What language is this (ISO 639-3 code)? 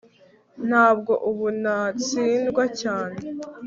kin